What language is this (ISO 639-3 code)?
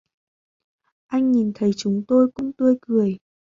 vie